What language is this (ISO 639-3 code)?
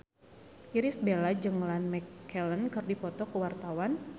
sun